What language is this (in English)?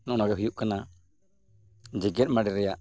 Santali